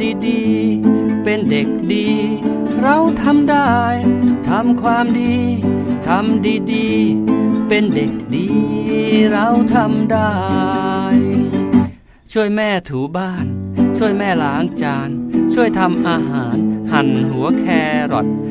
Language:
Thai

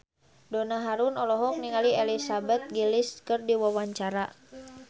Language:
Sundanese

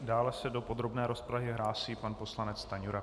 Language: Czech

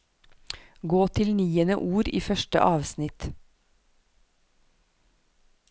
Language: Norwegian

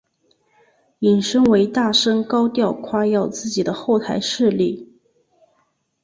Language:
Chinese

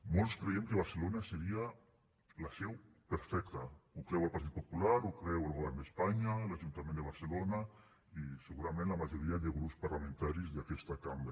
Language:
Catalan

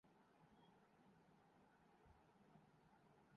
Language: Urdu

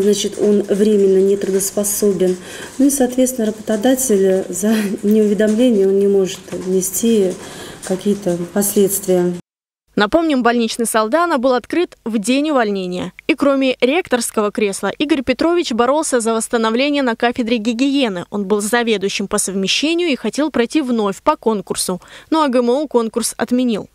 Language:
Russian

